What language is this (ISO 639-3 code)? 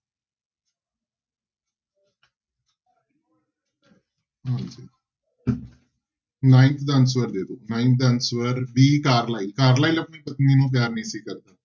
pan